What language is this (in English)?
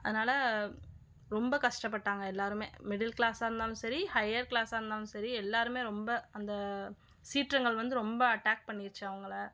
Tamil